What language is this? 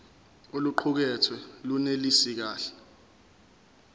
Zulu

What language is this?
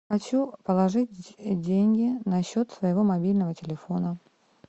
Russian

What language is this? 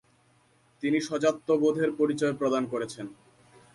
Bangla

